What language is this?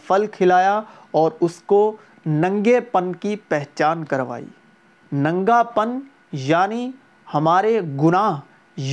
Urdu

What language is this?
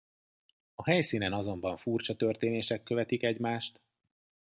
Hungarian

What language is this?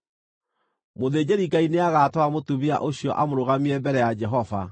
Kikuyu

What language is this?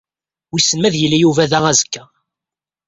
Kabyle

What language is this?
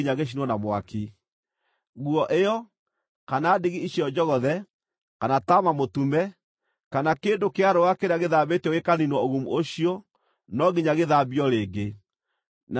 Kikuyu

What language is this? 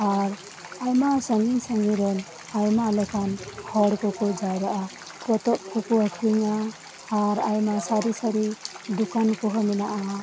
Santali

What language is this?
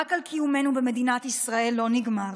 Hebrew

